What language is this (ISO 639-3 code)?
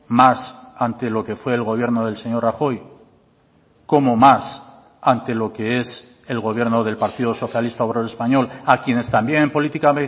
spa